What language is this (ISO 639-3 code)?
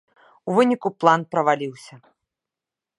bel